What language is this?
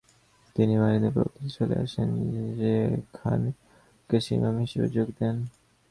Bangla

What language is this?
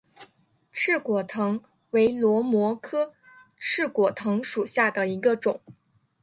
Chinese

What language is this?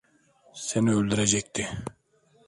Turkish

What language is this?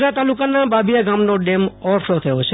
Gujarati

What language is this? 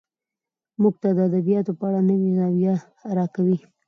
Pashto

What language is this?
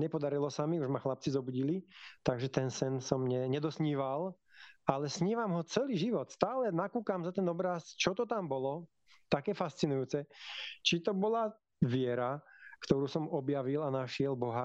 Slovak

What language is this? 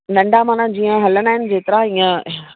Sindhi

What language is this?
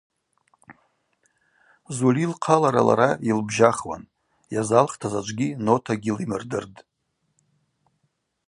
Abaza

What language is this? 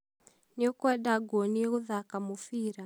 Kikuyu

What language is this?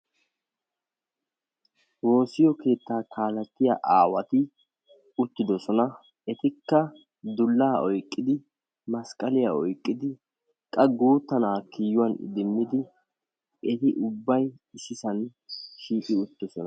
Wolaytta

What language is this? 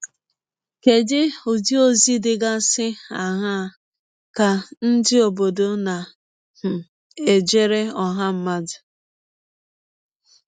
Igbo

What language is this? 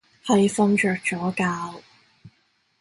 Cantonese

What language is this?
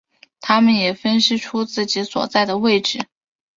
Chinese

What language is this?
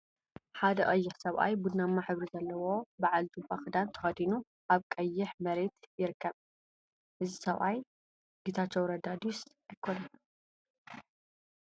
Tigrinya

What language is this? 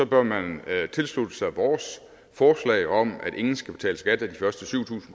Danish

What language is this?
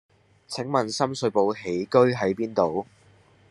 Cantonese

